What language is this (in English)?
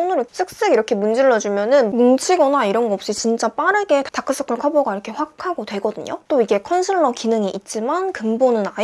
Korean